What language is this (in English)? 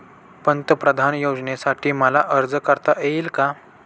Marathi